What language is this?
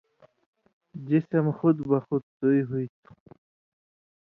Indus Kohistani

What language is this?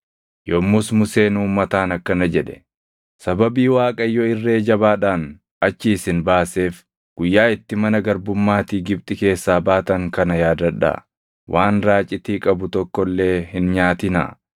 Oromo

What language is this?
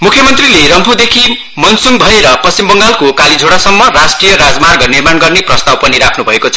Nepali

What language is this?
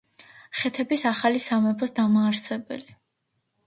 Georgian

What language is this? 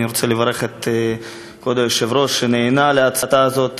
Hebrew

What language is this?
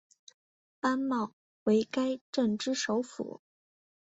Chinese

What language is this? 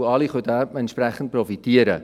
Swiss German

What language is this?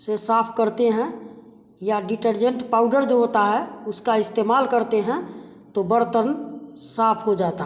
Hindi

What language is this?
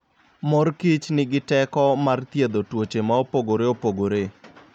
Luo (Kenya and Tanzania)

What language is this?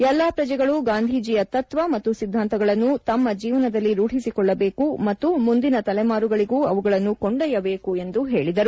Kannada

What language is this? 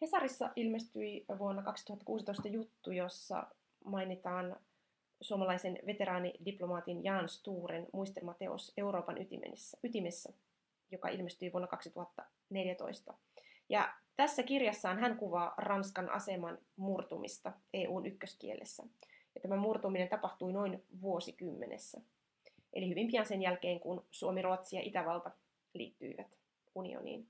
Finnish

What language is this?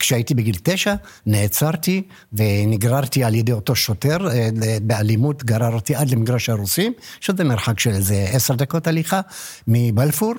Hebrew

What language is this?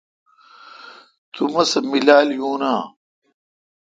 Kalkoti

